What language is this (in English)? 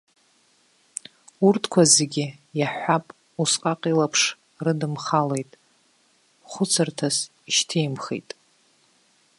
Abkhazian